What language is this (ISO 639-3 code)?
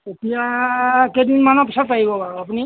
asm